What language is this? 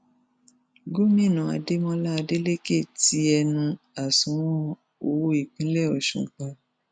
Yoruba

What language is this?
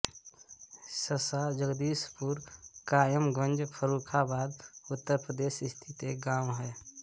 Hindi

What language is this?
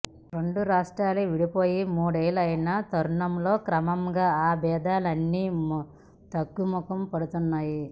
Telugu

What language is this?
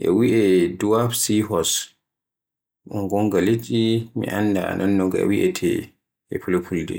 Borgu Fulfulde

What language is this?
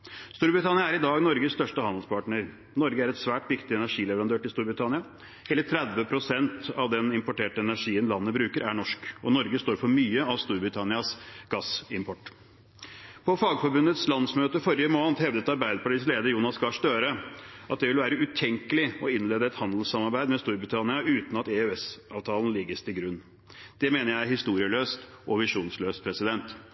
Norwegian Bokmål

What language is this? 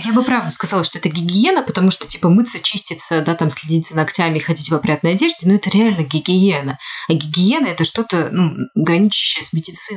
Russian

